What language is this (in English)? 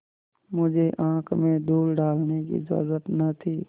Hindi